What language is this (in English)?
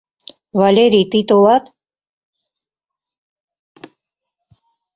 Mari